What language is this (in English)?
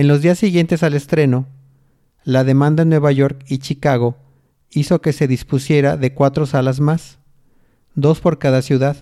Spanish